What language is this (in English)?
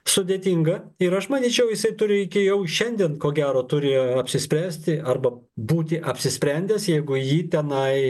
Lithuanian